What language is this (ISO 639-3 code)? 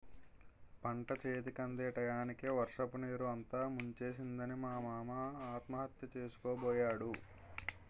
tel